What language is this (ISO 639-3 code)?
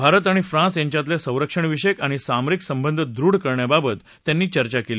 mar